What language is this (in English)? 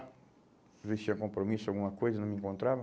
Portuguese